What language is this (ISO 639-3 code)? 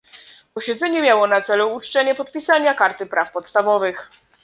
pol